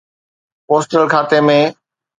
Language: Sindhi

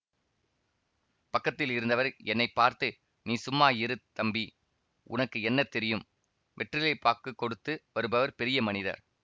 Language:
Tamil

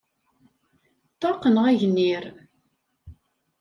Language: Kabyle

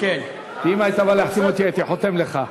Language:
Hebrew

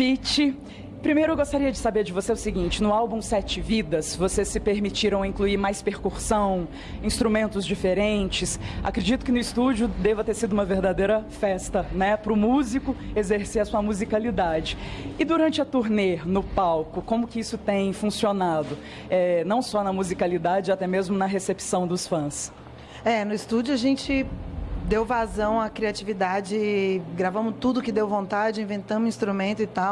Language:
Portuguese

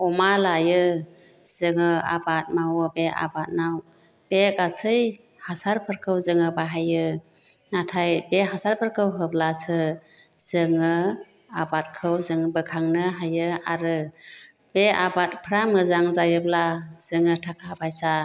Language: Bodo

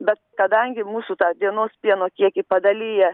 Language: Lithuanian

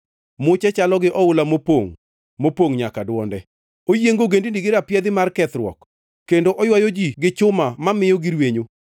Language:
Luo (Kenya and Tanzania)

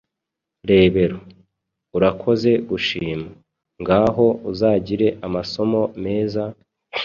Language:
Kinyarwanda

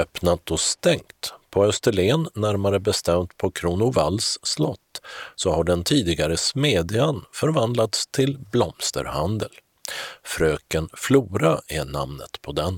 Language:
Swedish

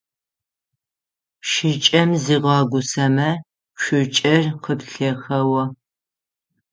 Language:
Adyghe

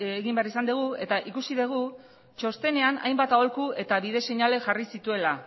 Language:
Basque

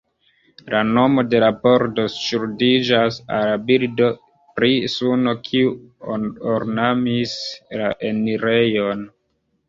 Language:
Esperanto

